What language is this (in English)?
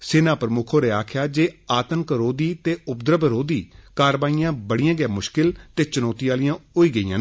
Dogri